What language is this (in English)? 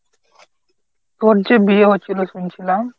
Bangla